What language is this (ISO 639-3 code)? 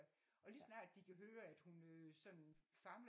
dan